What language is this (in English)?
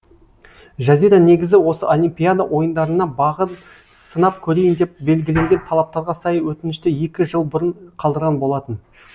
Kazakh